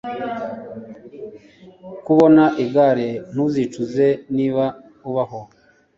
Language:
Kinyarwanda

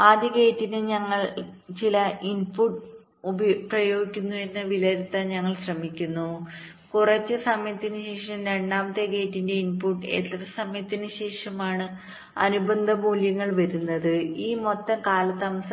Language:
Malayalam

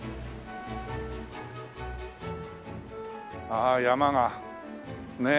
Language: Japanese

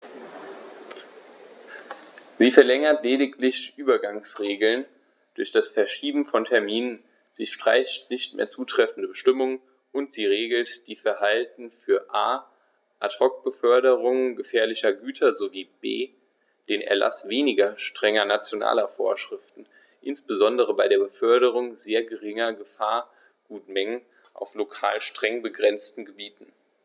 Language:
German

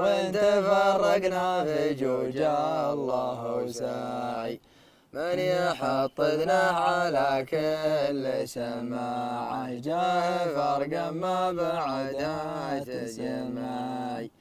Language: Arabic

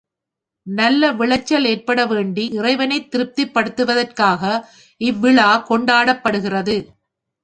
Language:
Tamil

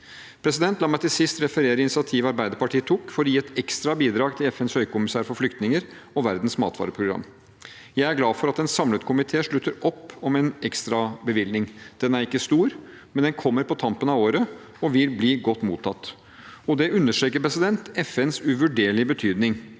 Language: Norwegian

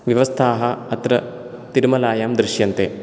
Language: Sanskrit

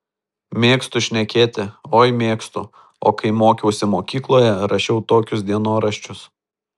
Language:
Lithuanian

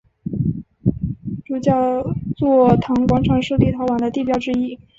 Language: Chinese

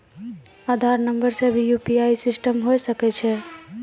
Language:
Maithili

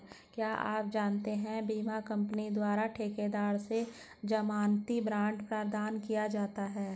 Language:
Hindi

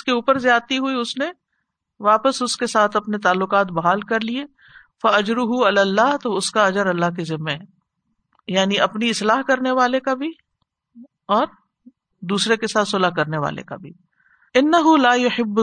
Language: Urdu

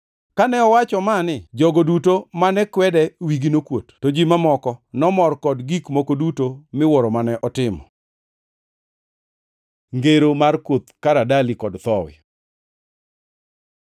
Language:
Luo (Kenya and Tanzania)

